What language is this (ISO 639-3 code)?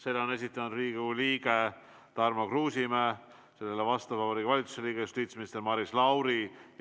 est